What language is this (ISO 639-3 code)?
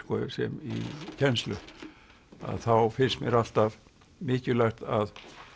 isl